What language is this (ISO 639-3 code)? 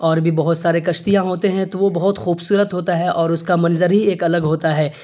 urd